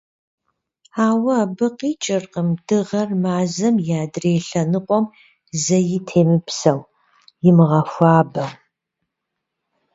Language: Kabardian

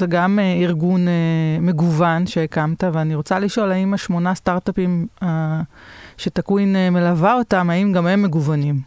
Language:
Hebrew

